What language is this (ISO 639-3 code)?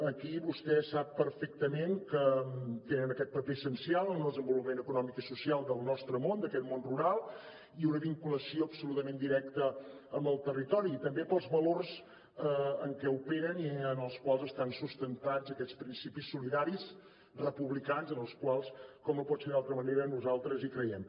cat